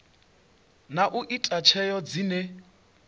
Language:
Venda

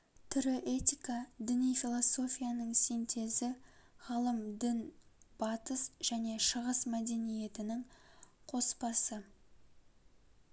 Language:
Kazakh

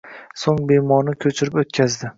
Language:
Uzbek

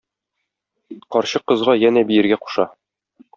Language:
Tatar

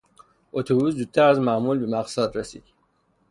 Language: Persian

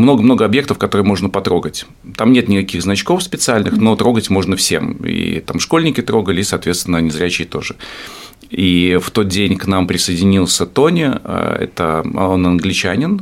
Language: Russian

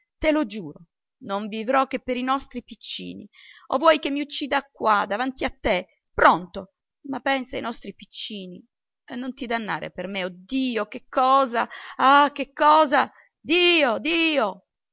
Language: Italian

